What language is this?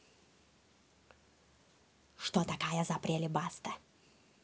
Russian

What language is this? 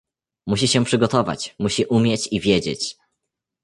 Polish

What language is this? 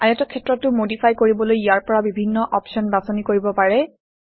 Assamese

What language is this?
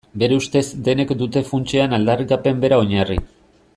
Basque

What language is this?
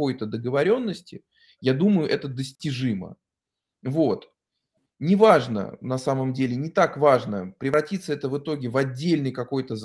Russian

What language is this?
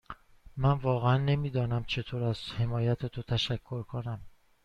Persian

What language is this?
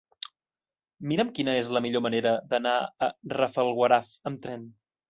Catalan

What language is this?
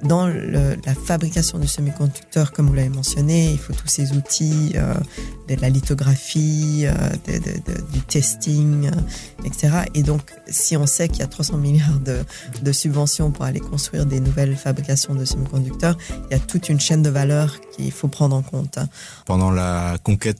French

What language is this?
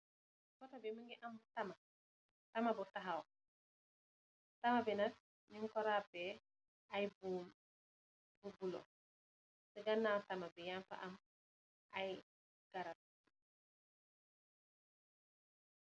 Wolof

